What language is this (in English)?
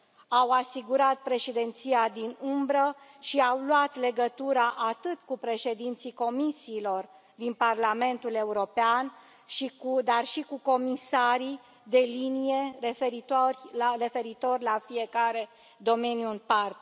Romanian